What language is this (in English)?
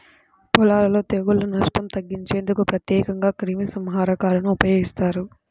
Telugu